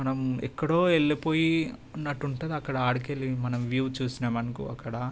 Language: Telugu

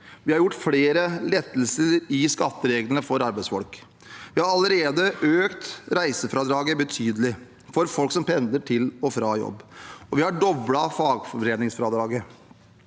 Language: Norwegian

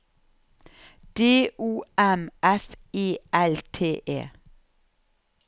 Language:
Norwegian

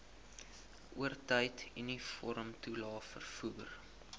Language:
Afrikaans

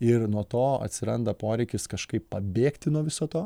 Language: Lithuanian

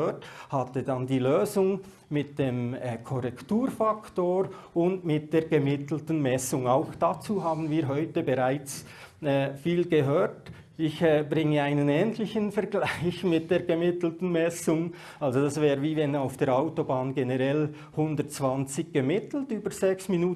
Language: German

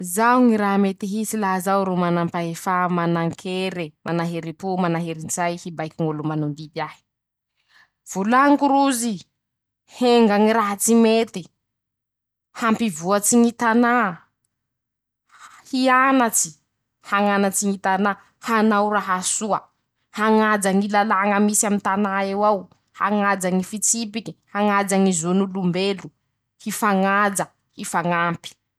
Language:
Masikoro Malagasy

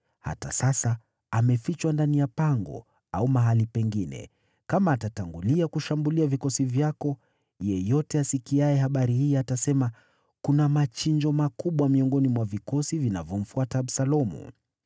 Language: Swahili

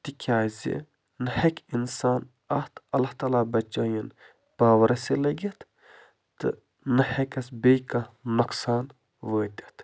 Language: Kashmiri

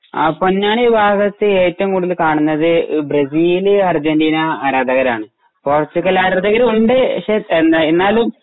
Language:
Malayalam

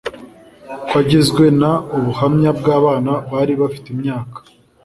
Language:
Kinyarwanda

